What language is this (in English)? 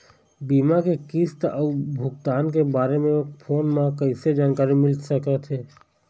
Chhattisgarhi